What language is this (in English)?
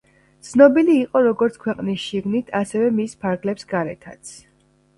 Georgian